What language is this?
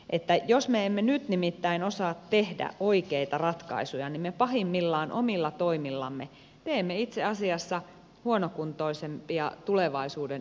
Finnish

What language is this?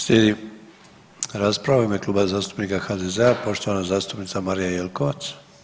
Croatian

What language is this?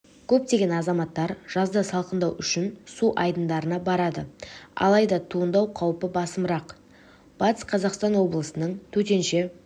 Kazakh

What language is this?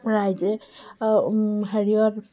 Assamese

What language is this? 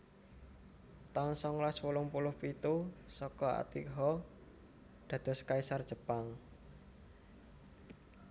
Javanese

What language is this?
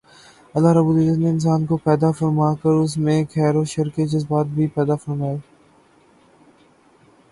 Urdu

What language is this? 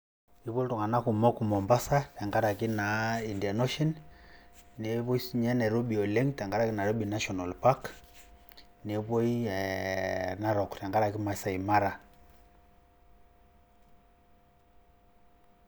Masai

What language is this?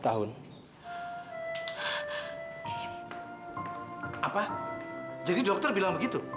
Indonesian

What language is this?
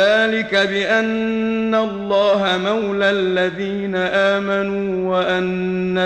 Arabic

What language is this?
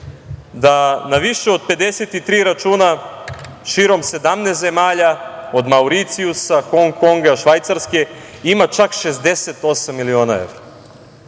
Serbian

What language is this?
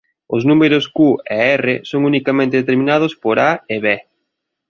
Galician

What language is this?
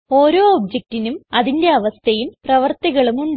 Malayalam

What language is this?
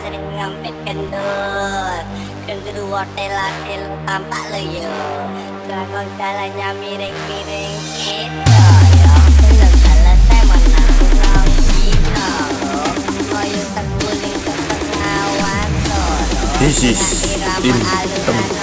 Thai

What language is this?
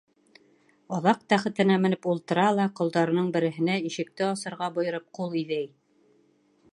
Bashkir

